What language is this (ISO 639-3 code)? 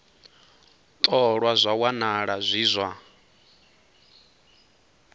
ven